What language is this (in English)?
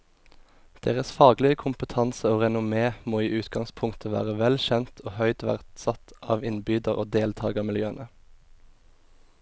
Norwegian